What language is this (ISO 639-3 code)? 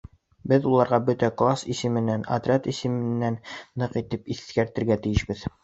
bak